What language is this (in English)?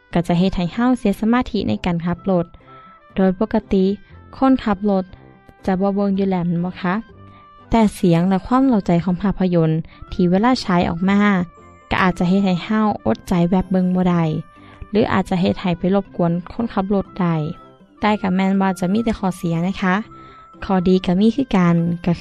Thai